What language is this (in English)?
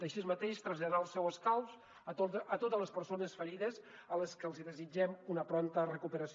Catalan